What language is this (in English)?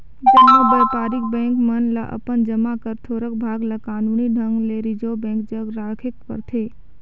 Chhattisgarhi